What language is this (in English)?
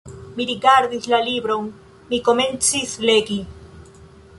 Esperanto